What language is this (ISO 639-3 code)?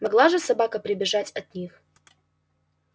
rus